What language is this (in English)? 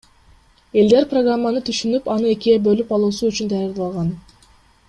Kyrgyz